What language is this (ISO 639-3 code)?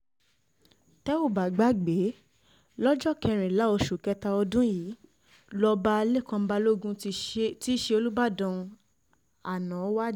yor